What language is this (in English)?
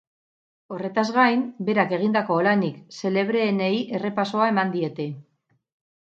Basque